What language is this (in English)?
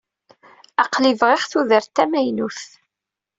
Kabyle